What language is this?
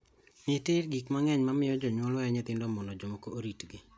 Luo (Kenya and Tanzania)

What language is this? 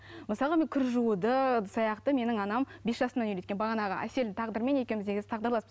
Kazakh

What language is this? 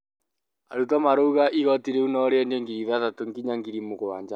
Kikuyu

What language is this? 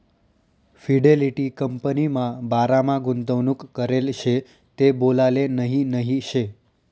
Marathi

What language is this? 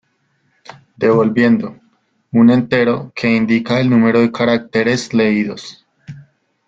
Spanish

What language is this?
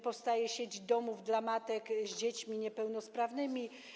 Polish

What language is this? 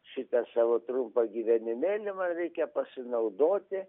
Lithuanian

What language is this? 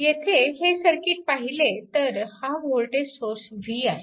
Marathi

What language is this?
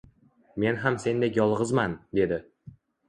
Uzbek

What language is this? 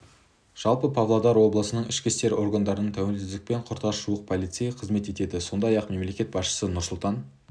Kazakh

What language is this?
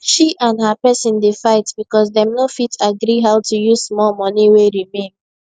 Nigerian Pidgin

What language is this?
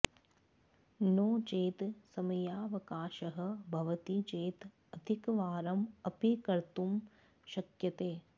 Sanskrit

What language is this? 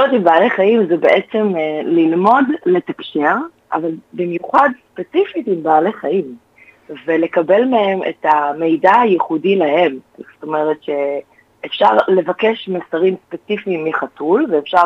Hebrew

